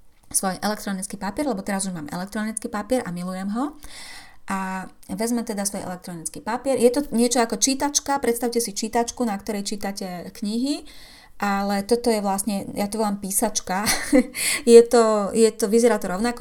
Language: Slovak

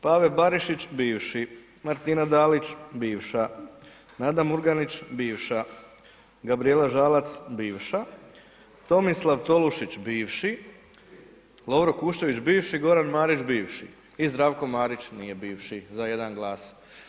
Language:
Croatian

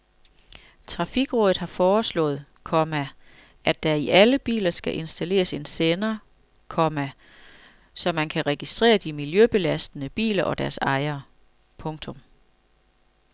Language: Danish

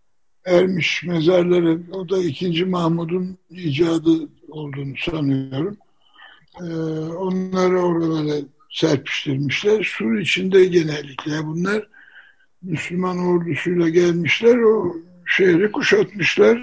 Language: Turkish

